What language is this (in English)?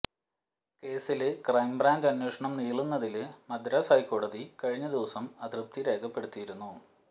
Malayalam